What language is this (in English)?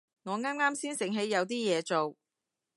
Cantonese